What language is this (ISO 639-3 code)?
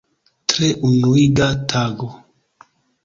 epo